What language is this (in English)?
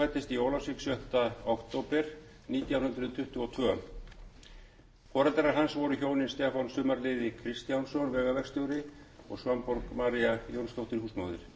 Icelandic